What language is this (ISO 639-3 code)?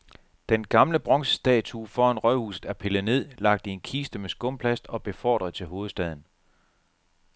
dan